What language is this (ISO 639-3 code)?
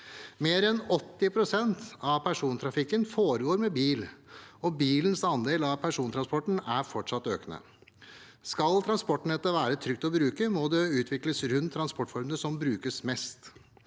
nor